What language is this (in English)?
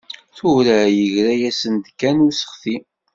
Kabyle